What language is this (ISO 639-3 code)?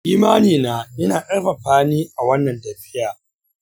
hau